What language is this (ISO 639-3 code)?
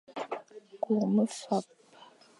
fan